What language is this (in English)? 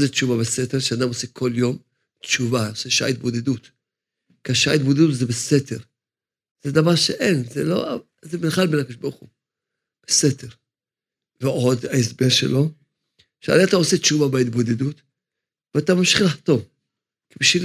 Hebrew